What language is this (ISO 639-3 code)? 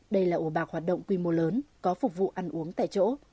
vie